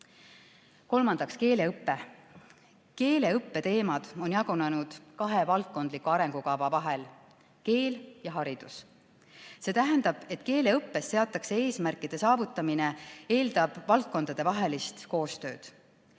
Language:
Estonian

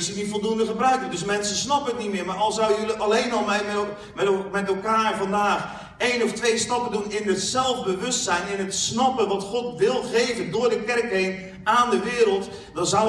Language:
Dutch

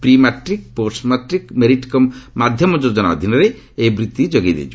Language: Odia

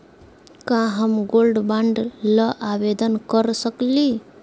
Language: Magahi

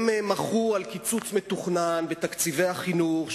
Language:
Hebrew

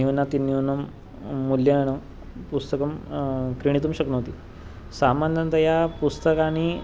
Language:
Sanskrit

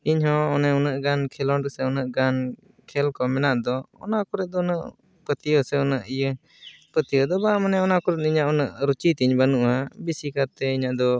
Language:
Santali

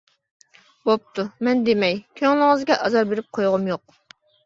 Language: Uyghur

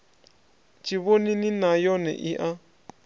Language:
Venda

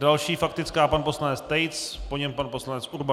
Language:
Czech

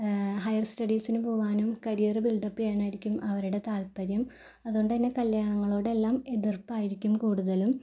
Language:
Malayalam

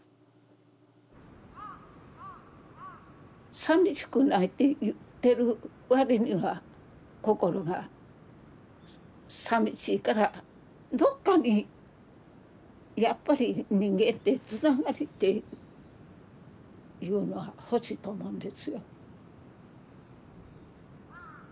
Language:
Japanese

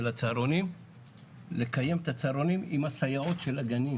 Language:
Hebrew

